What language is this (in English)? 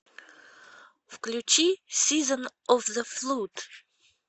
Russian